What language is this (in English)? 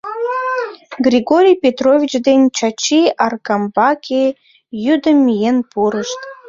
Mari